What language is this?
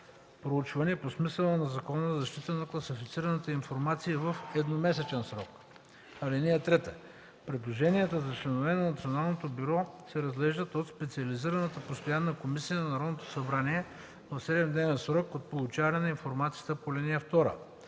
Bulgarian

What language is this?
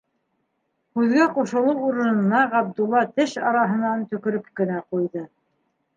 Bashkir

